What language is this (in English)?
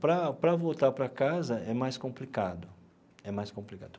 Portuguese